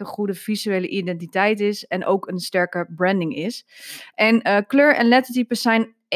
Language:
Dutch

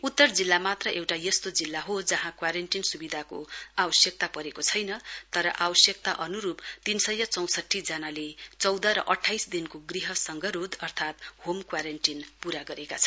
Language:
Nepali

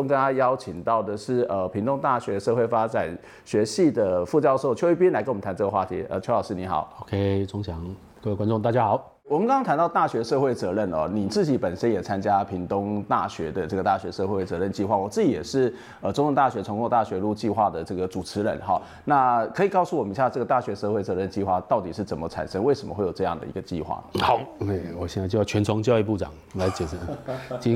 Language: Chinese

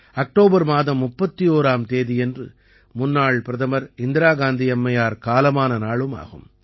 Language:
Tamil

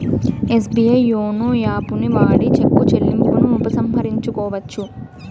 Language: Telugu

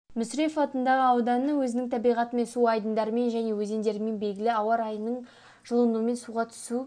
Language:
Kazakh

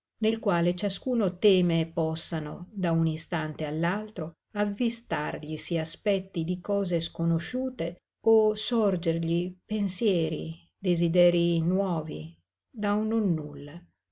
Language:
Italian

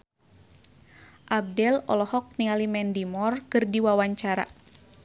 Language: Sundanese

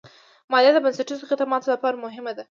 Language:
Pashto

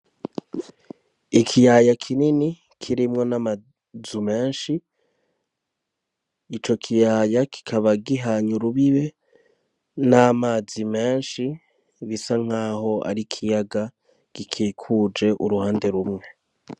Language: Rundi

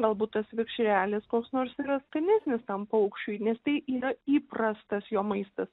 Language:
Lithuanian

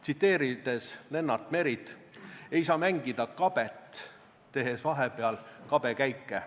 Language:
Estonian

